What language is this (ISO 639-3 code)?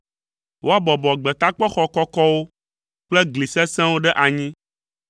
ewe